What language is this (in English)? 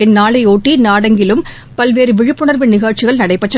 Tamil